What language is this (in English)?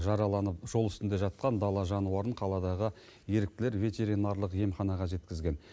Kazakh